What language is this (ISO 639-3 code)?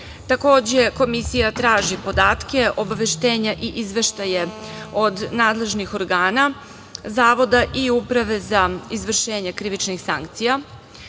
srp